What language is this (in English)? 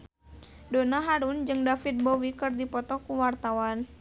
Sundanese